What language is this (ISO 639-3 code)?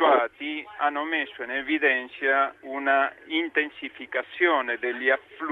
ita